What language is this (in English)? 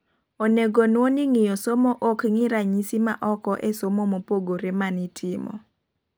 Luo (Kenya and Tanzania)